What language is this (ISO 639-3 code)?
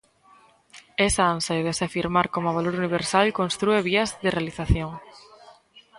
glg